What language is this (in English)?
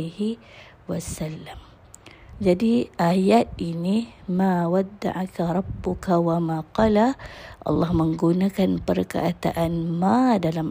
Malay